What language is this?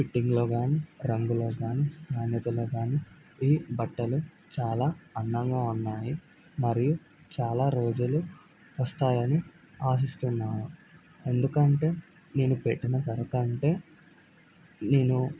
Telugu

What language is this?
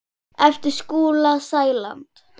Icelandic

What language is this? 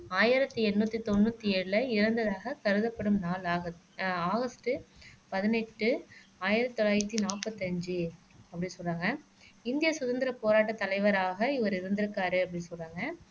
Tamil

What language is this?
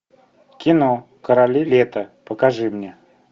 Russian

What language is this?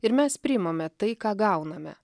Lithuanian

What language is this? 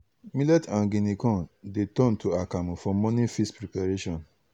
Nigerian Pidgin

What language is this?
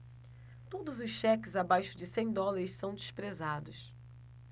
Portuguese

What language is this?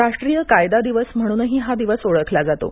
Marathi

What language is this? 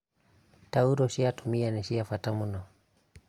Kikuyu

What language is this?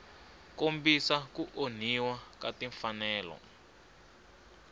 Tsonga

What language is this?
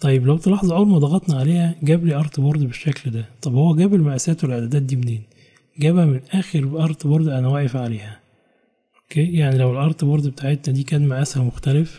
Arabic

